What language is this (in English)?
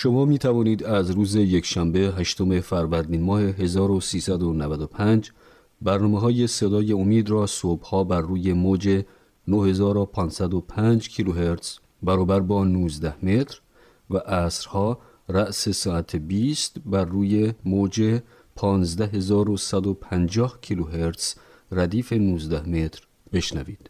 Persian